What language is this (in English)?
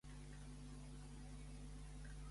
Catalan